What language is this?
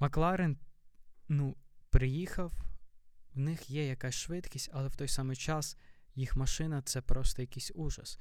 Ukrainian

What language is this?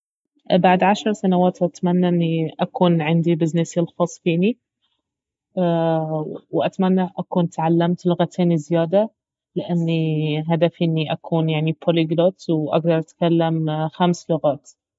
Baharna Arabic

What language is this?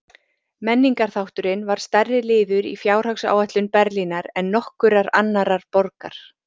Icelandic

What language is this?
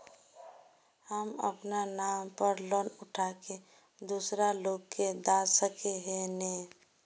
Magahi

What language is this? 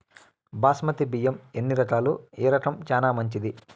Telugu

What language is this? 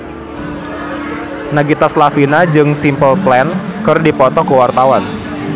Sundanese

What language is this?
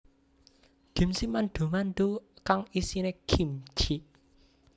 Javanese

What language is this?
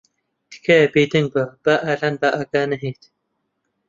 Central Kurdish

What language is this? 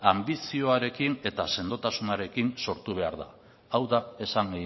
Basque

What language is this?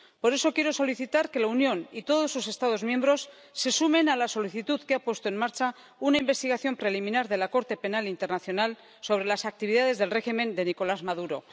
Spanish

